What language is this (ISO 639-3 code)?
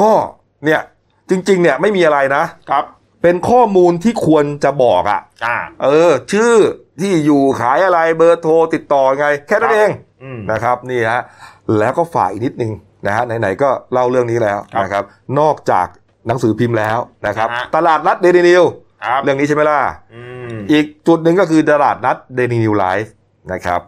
tha